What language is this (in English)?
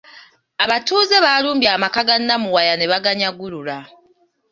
Ganda